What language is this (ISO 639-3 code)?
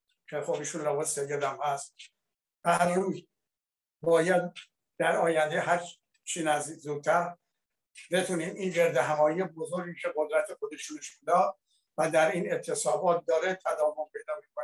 fas